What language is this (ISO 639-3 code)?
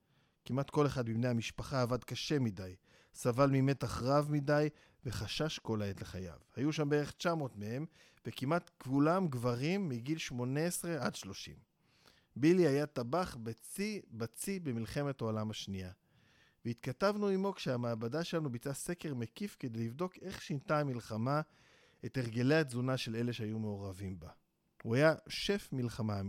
heb